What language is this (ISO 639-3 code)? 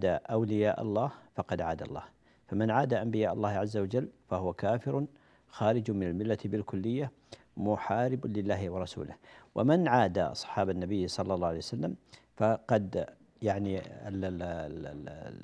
ara